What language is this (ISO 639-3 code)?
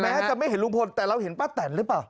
tha